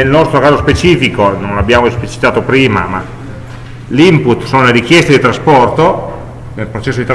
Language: Italian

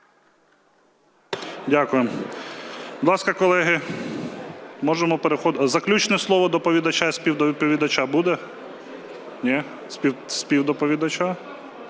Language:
Ukrainian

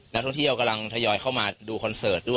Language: Thai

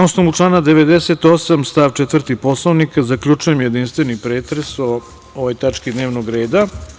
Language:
Serbian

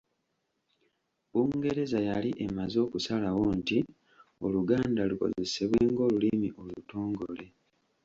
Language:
Ganda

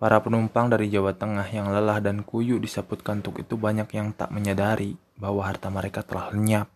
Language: Indonesian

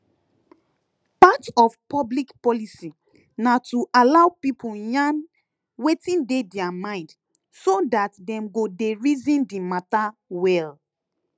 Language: Nigerian Pidgin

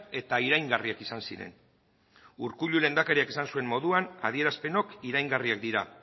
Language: Basque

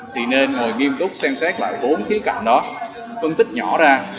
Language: Vietnamese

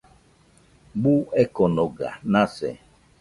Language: Nüpode Huitoto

